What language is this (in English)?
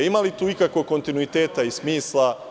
Serbian